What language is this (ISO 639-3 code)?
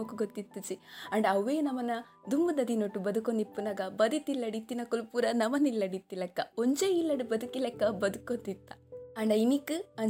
kan